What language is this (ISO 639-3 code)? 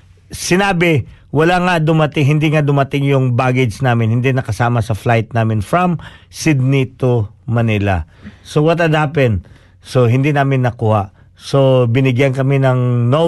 fil